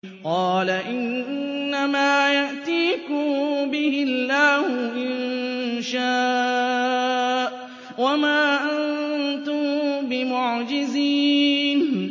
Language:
Arabic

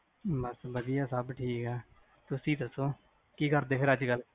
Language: Punjabi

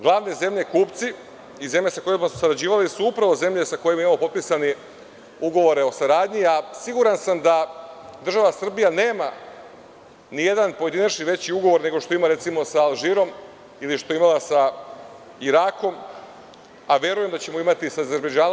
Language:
Serbian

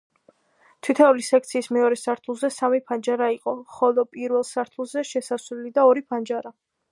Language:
Georgian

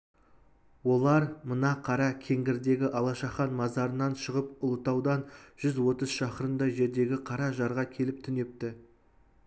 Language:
Kazakh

